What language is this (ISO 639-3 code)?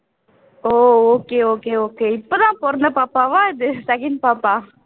tam